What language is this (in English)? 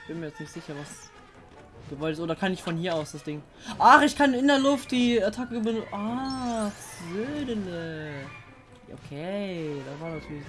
German